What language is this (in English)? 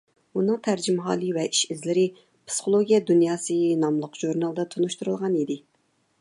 Uyghur